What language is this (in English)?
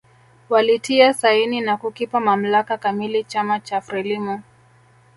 Swahili